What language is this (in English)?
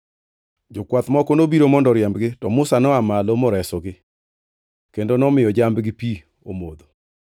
Luo (Kenya and Tanzania)